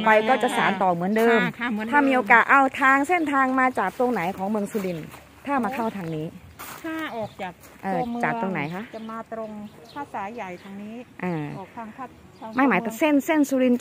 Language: Thai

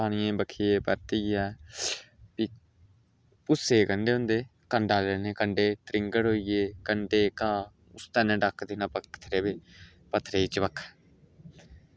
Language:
Dogri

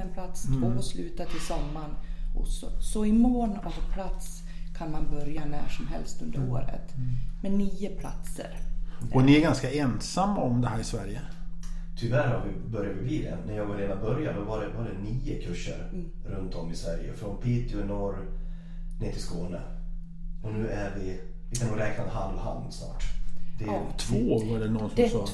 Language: Swedish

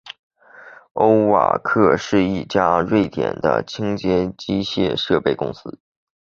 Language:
Chinese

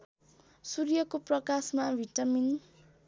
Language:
Nepali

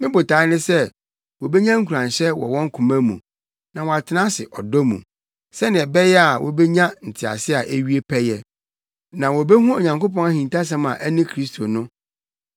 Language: Akan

